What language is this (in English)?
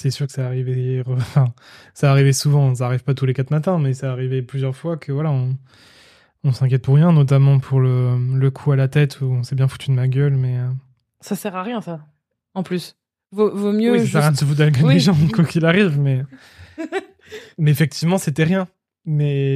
French